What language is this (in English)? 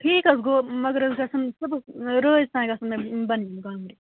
Kashmiri